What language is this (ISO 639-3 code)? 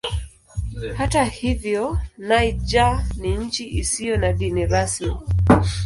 swa